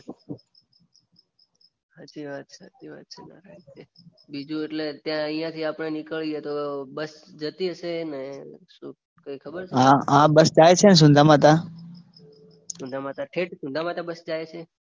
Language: Gujarati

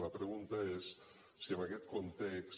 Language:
Catalan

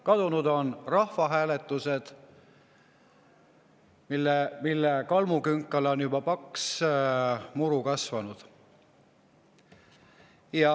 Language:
Estonian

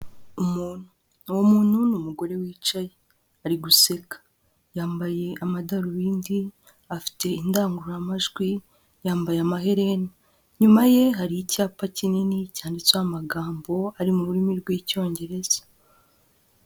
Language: Kinyarwanda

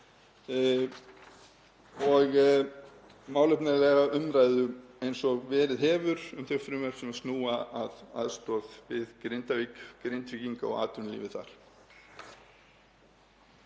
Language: Icelandic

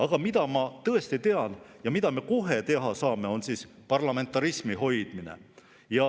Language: Estonian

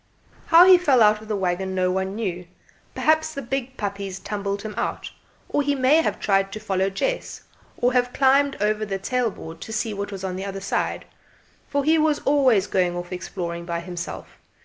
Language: English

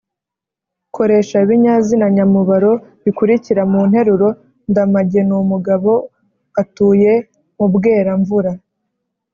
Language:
Kinyarwanda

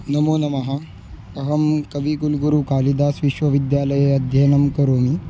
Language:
Sanskrit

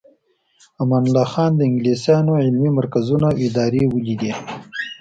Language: Pashto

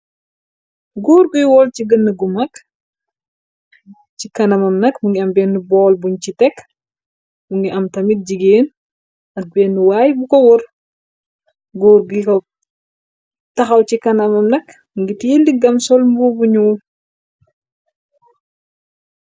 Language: Wolof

